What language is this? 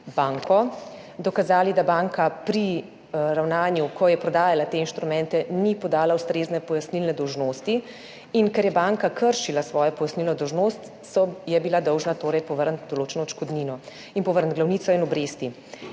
Slovenian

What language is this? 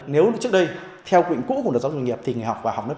Vietnamese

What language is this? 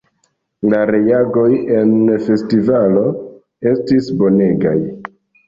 Esperanto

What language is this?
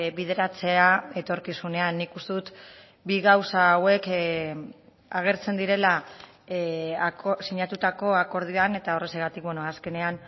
Basque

